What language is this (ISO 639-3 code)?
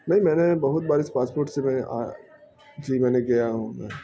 urd